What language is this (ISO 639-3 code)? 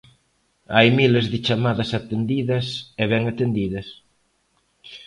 glg